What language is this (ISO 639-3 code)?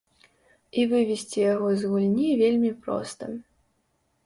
bel